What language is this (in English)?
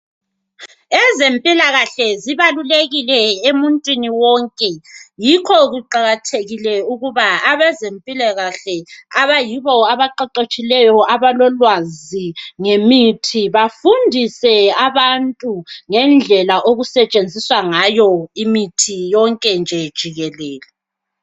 North Ndebele